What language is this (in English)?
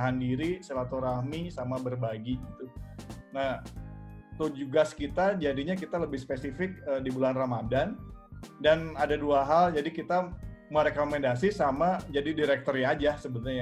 Indonesian